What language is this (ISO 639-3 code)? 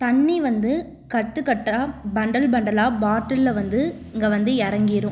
tam